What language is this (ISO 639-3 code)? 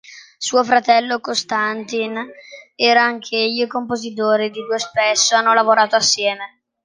ita